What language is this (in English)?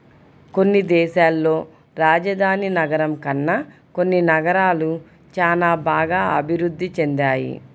Telugu